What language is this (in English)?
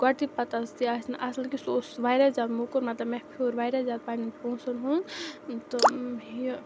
Kashmiri